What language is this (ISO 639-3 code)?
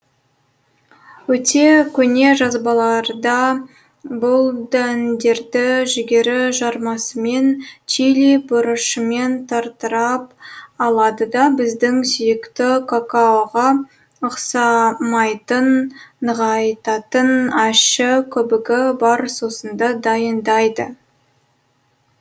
kaz